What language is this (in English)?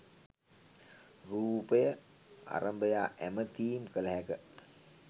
Sinhala